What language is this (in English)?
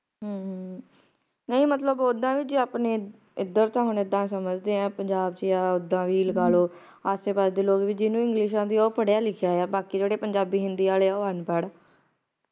Punjabi